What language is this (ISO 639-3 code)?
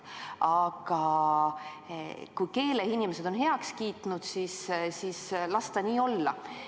est